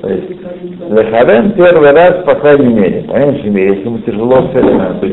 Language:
Russian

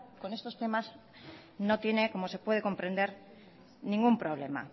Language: Spanish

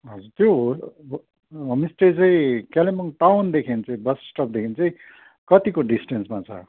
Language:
Nepali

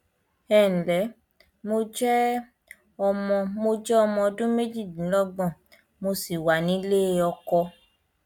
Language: Yoruba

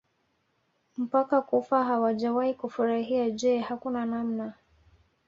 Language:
Swahili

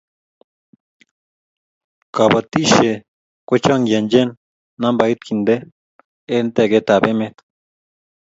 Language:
Kalenjin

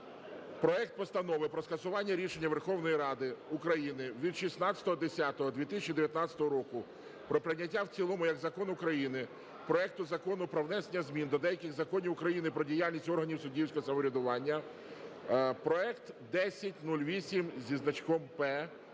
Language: Ukrainian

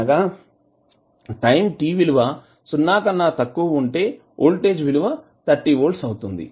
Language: Telugu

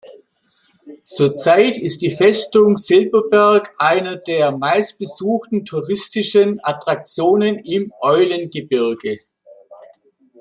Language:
German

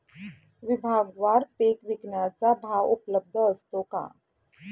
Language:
Marathi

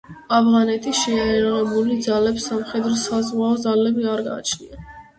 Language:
Georgian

